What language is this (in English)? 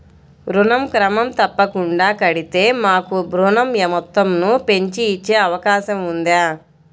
Telugu